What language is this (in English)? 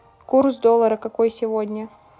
Russian